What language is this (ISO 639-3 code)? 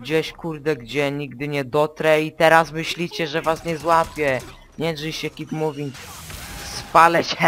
pol